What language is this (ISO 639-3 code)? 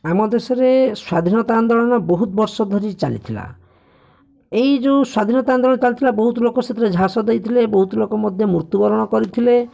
ori